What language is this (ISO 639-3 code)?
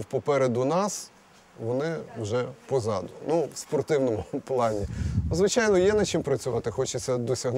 ukr